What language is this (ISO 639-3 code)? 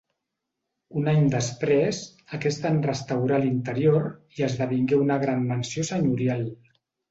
cat